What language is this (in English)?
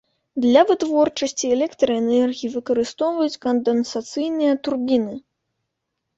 Belarusian